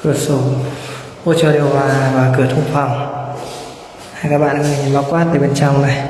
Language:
Vietnamese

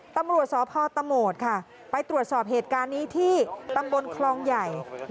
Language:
Thai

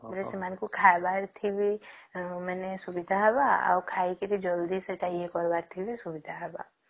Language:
Odia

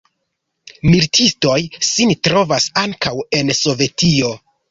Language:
Esperanto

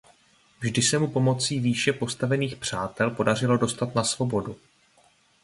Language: Czech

